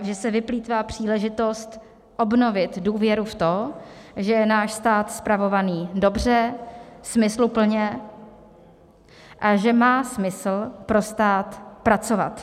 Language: Czech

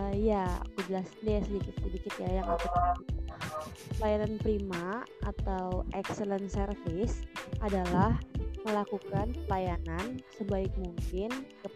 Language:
Indonesian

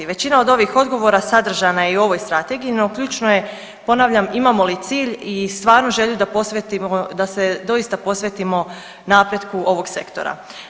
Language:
Croatian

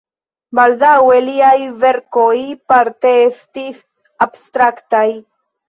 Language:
Esperanto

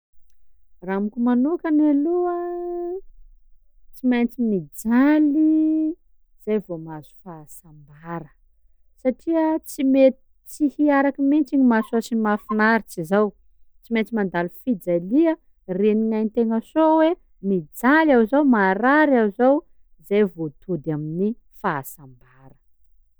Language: Sakalava Malagasy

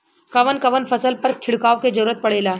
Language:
Bhojpuri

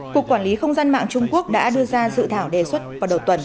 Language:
Vietnamese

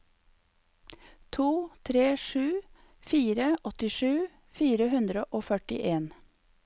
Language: Norwegian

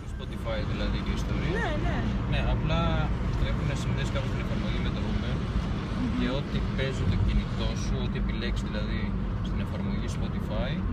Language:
Greek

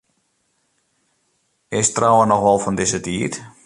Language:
Western Frisian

